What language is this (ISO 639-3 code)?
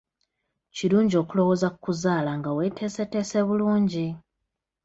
lug